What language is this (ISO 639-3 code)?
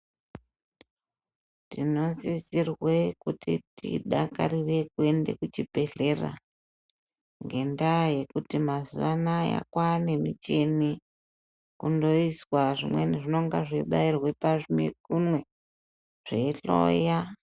ndc